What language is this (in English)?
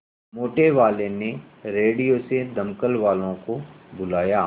Hindi